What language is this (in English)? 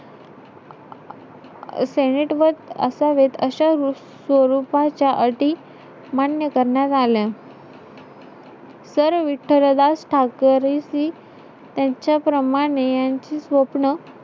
Marathi